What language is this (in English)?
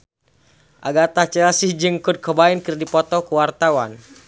Sundanese